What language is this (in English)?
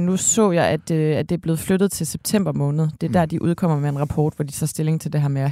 Danish